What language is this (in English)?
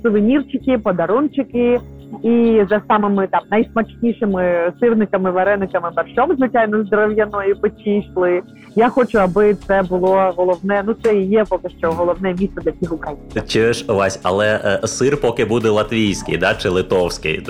Ukrainian